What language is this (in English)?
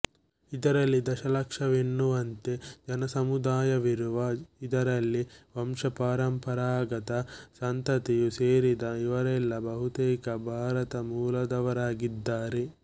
Kannada